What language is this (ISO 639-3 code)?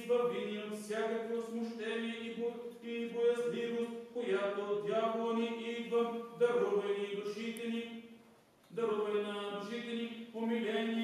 bul